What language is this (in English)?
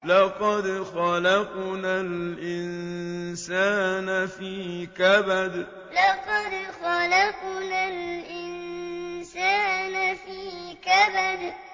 Arabic